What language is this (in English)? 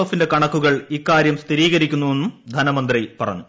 Malayalam